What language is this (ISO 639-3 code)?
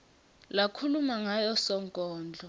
ssw